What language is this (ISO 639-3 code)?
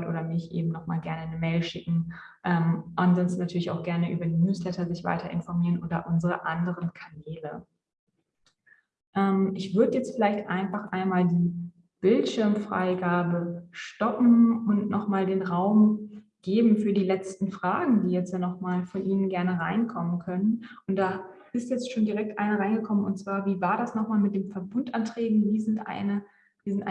deu